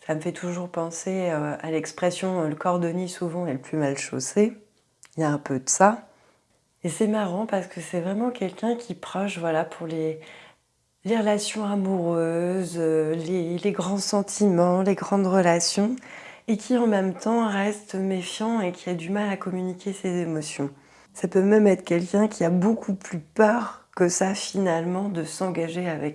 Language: French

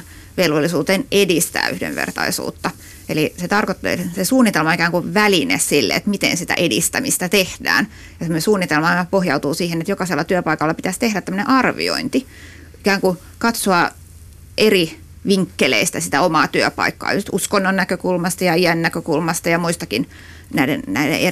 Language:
Finnish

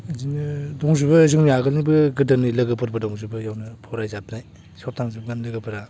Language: Bodo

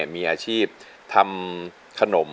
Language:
Thai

